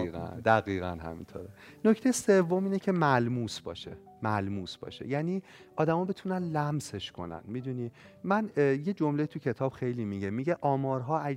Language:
Persian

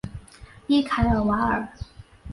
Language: Chinese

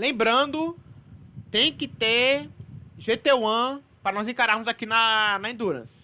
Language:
Portuguese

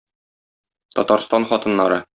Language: Tatar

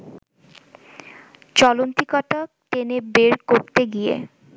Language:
Bangla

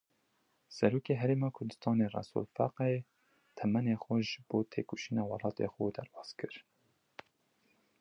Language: Kurdish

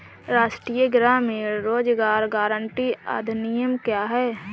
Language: Hindi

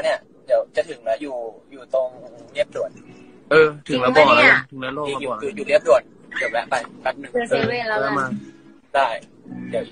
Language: Thai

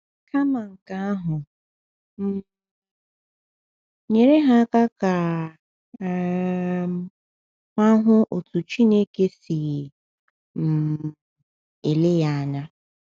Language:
Igbo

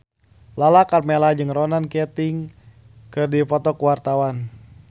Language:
Sundanese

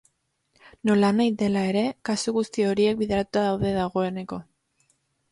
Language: Basque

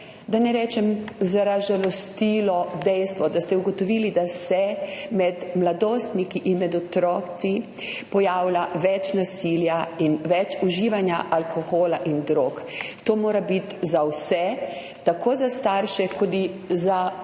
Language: Slovenian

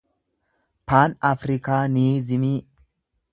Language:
Oromo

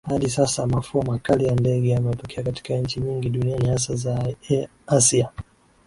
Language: Swahili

